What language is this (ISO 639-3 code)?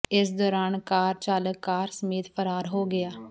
pan